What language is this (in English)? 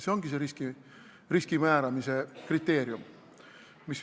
Estonian